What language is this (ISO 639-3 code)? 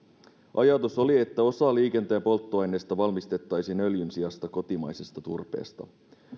fin